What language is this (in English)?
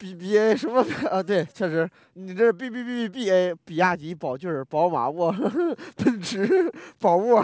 Chinese